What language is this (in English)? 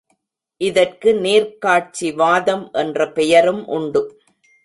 Tamil